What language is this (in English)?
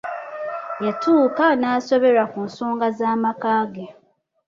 Ganda